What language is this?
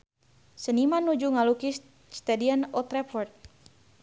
Sundanese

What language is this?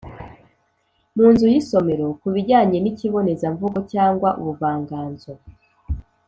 Kinyarwanda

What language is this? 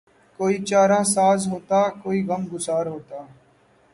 Urdu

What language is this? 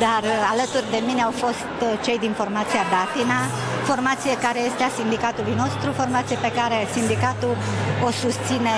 Romanian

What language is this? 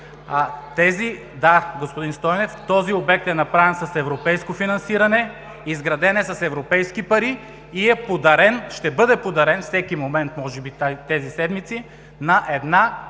Bulgarian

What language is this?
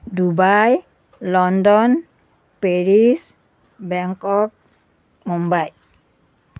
Assamese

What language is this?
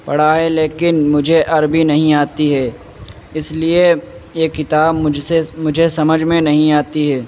Urdu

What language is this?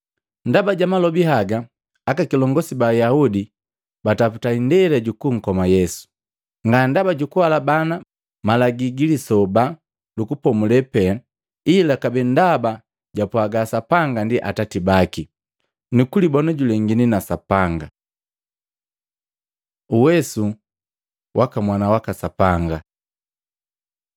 Matengo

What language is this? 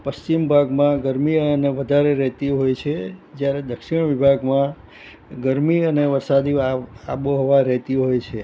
Gujarati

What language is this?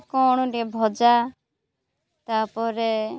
Odia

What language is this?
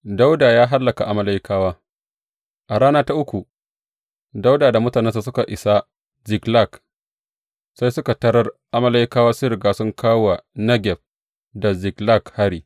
Hausa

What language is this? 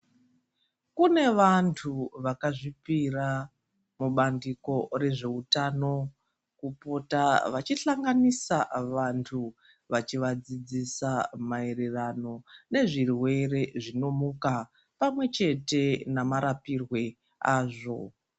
Ndau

